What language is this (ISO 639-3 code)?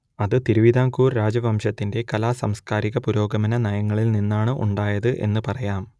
mal